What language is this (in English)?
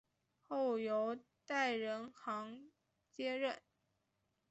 Chinese